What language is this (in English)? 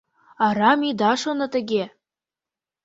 Mari